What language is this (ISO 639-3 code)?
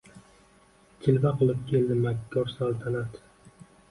uzb